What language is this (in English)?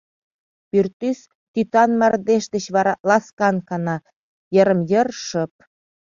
Mari